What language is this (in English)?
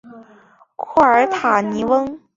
Chinese